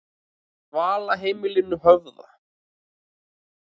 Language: Icelandic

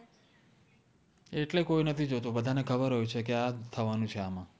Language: Gujarati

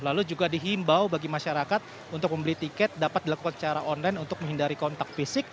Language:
Indonesian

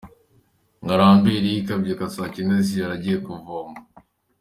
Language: Kinyarwanda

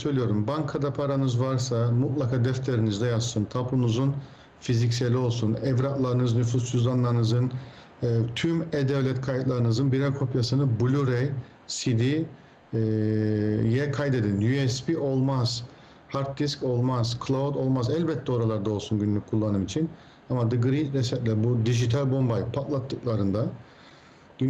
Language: Turkish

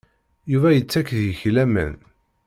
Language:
Kabyle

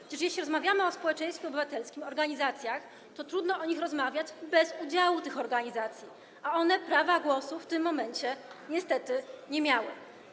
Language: Polish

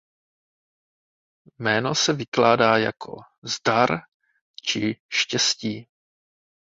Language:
Czech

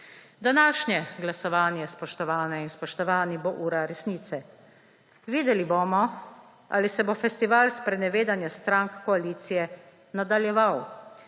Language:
Slovenian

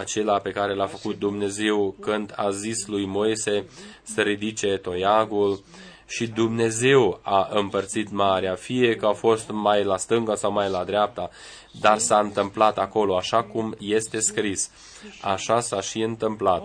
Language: Romanian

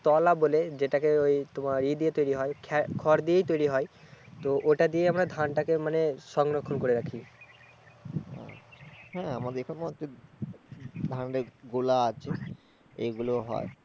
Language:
Bangla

